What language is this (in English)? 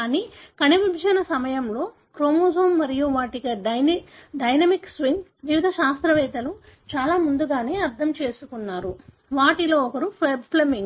Telugu